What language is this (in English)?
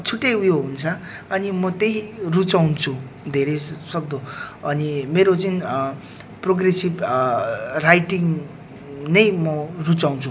Nepali